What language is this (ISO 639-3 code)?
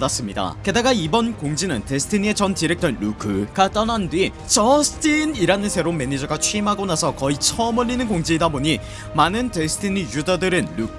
kor